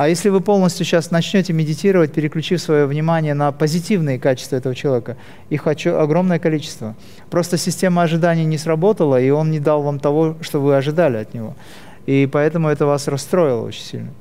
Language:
Russian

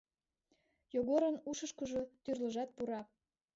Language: Mari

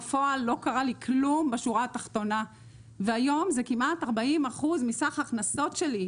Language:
Hebrew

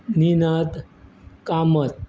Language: Konkani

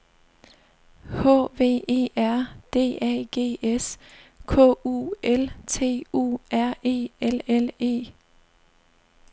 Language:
Danish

